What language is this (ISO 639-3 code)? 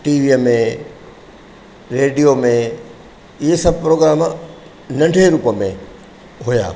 snd